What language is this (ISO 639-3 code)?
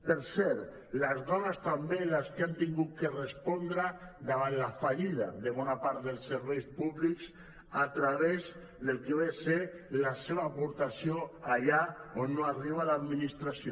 cat